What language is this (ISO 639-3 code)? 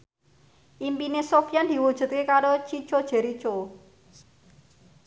jav